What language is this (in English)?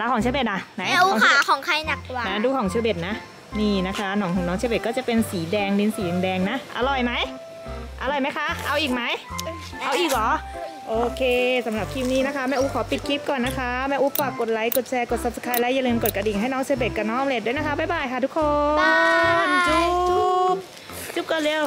Thai